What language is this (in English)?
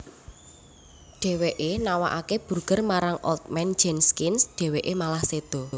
Javanese